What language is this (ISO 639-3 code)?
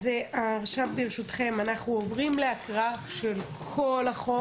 heb